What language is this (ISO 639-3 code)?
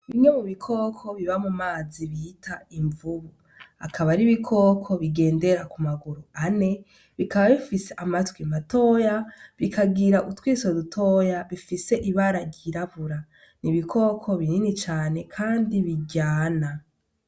run